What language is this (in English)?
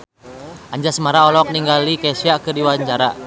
Sundanese